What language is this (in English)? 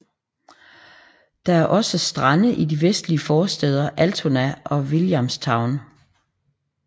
Danish